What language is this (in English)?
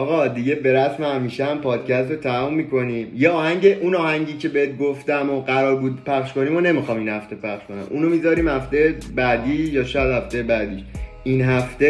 Persian